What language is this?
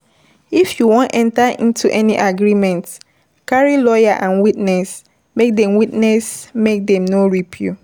Nigerian Pidgin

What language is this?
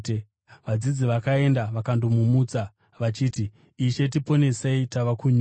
Shona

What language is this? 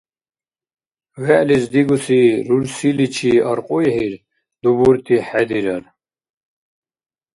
Dargwa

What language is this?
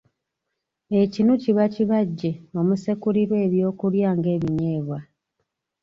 Ganda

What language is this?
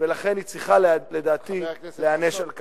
Hebrew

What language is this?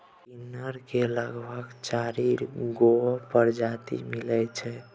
Maithili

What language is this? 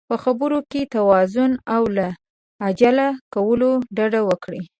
Pashto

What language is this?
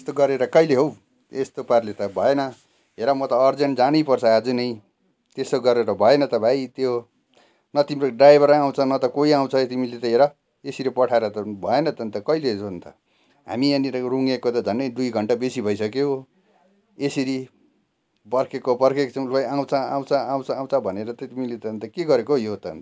Nepali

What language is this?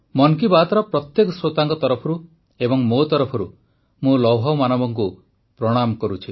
Odia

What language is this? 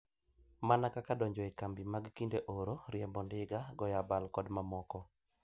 Luo (Kenya and Tanzania)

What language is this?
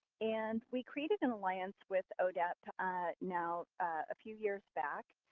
English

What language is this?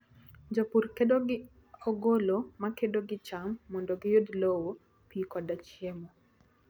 Luo (Kenya and Tanzania)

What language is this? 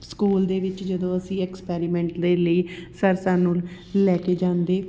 Punjabi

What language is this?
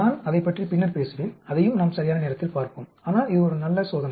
Tamil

